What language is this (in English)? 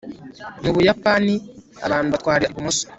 Kinyarwanda